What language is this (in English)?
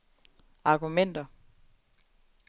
Danish